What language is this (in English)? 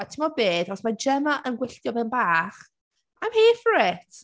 Welsh